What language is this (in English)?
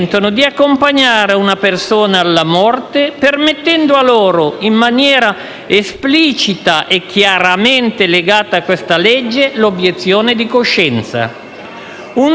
Italian